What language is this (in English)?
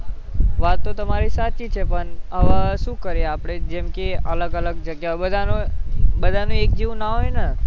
Gujarati